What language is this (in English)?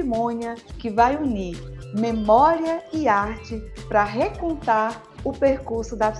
Portuguese